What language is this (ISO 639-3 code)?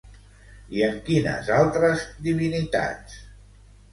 cat